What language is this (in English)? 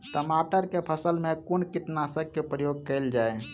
Maithili